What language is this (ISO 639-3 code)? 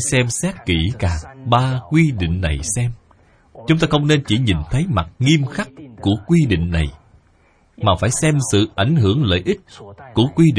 vie